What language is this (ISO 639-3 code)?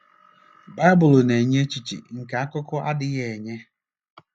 ibo